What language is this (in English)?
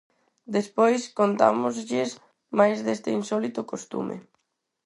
Galician